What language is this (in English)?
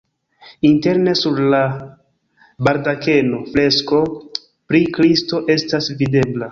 Esperanto